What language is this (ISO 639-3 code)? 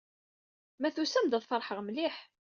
kab